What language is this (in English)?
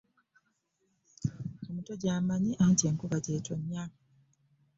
Ganda